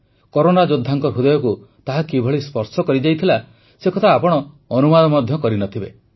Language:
Odia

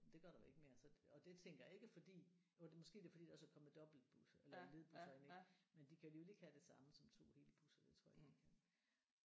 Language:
Danish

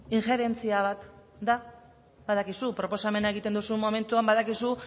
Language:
Basque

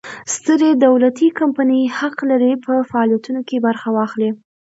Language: Pashto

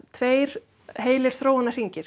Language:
Icelandic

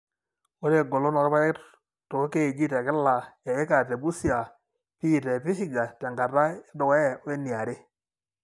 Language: Masai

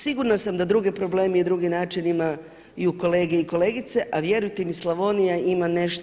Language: Croatian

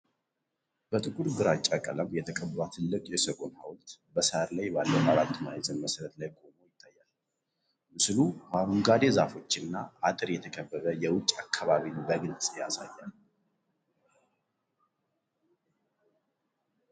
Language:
Amharic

